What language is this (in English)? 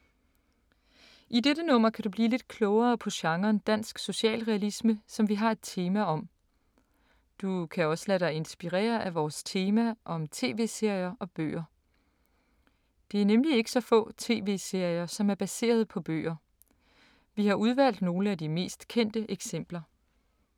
Danish